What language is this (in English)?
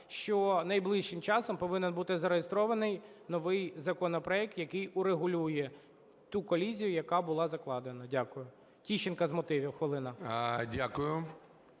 Ukrainian